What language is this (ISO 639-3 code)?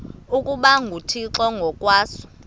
xho